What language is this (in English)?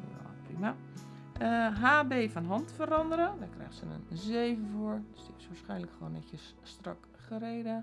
Dutch